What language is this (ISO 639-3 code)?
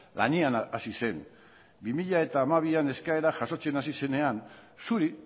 eus